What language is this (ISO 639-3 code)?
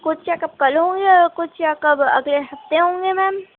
urd